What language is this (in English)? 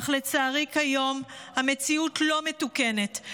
Hebrew